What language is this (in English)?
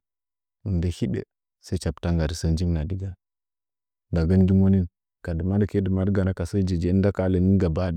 Nzanyi